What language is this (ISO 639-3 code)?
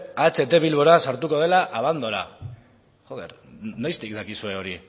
eus